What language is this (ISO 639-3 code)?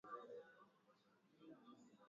swa